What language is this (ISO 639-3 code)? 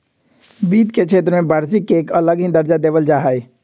mag